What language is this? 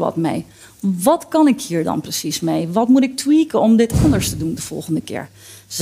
Dutch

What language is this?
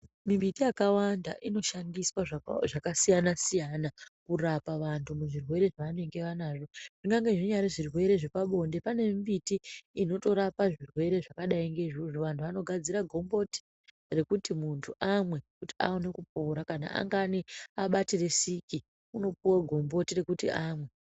Ndau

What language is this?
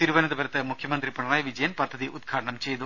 Malayalam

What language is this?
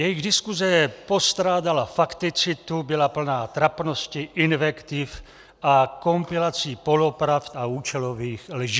Czech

